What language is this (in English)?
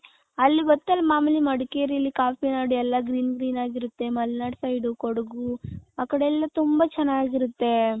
Kannada